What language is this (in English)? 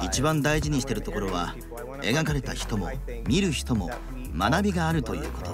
Japanese